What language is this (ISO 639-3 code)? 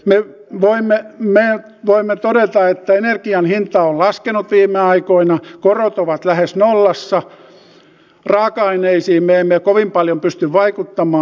fin